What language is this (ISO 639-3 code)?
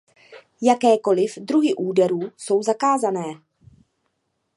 ces